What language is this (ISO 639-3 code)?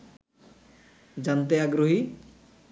ben